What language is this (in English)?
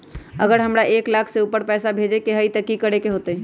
Magahi